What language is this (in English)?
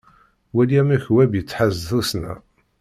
Kabyle